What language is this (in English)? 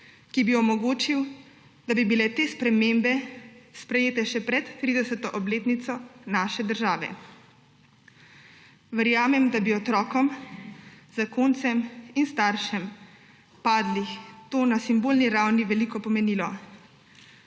Slovenian